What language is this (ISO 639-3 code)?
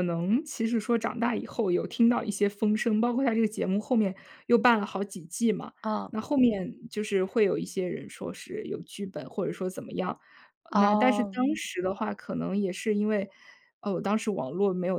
zho